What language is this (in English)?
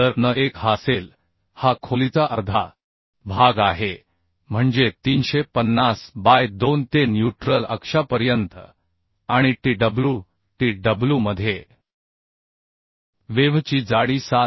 Marathi